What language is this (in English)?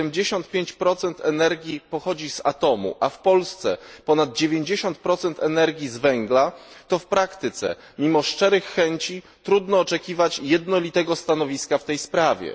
Polish